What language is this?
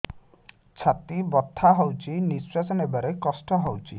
Odia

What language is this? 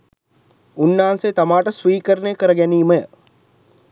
Sinhala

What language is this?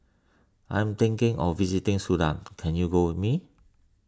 English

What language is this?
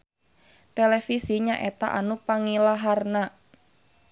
Sundanese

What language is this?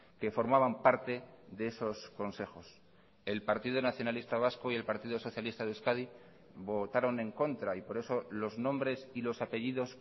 Spanish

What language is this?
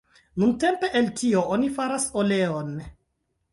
Esperanto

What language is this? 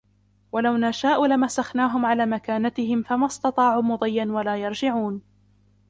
Arabic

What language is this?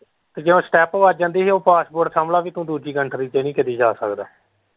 Punjabi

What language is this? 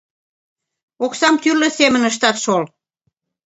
Mari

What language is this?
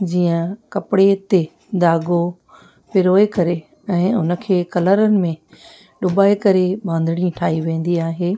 Sindhi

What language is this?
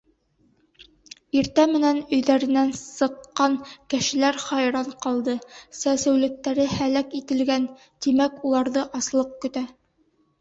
Bashkir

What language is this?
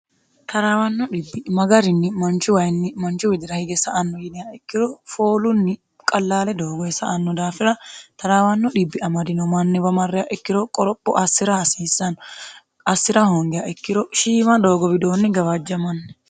Sidamo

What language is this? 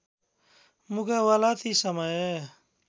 Nepali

